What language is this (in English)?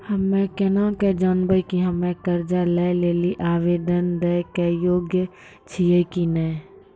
Maithili